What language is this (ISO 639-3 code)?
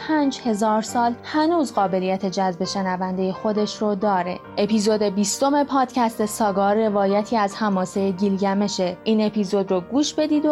fas